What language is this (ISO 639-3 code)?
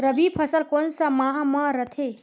hne